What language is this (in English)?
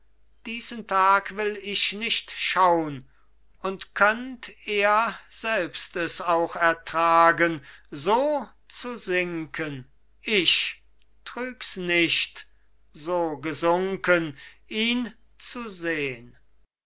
German